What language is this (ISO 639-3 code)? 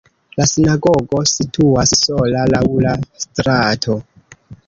epo